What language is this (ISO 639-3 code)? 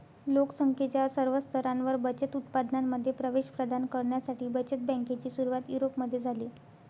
mar